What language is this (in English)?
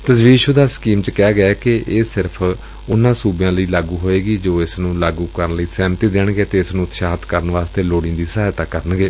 Punjabi